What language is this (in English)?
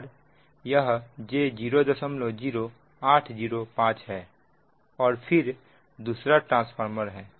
Hindi